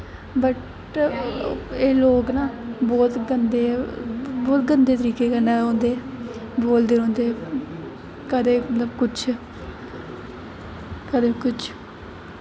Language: Dogri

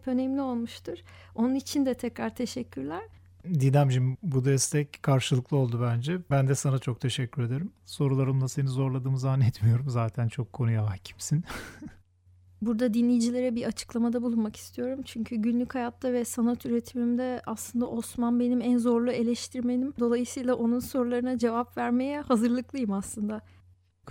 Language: Turkish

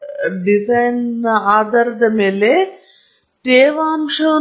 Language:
Kannada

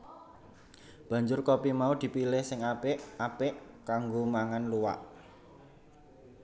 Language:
Javanese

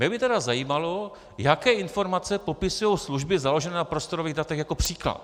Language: Czech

